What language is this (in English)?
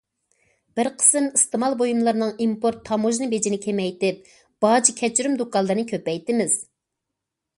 Uyghur